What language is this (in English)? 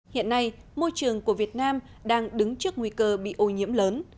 Vietnamese